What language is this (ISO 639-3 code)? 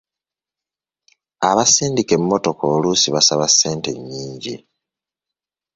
lug